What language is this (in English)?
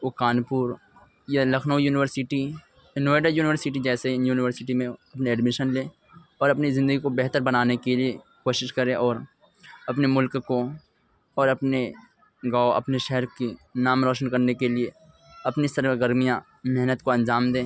Urdu